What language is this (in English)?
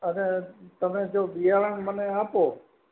Gujarati